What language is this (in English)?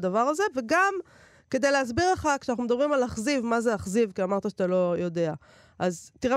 Hebrew